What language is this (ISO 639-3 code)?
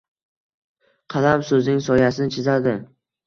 uzb